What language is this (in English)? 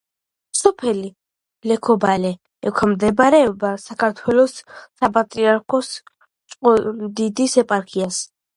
Georgian